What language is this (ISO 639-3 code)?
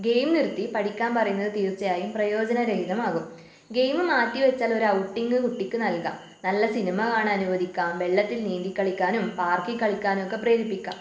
mal